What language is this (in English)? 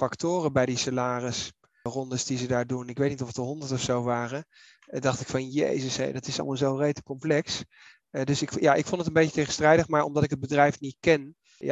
Dutch